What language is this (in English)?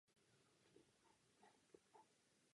Czech